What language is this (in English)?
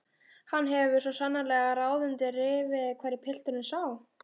Icelandic